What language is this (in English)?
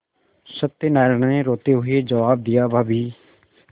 Hindi